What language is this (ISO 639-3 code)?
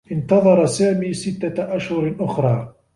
ara